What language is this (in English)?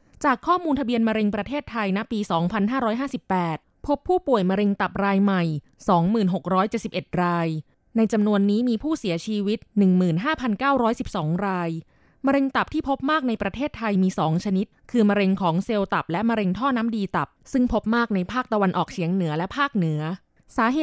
Thai